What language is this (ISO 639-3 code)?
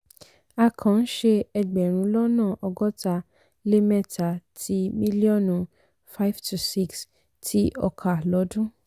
yor